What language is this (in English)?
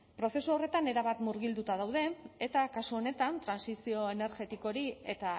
Basque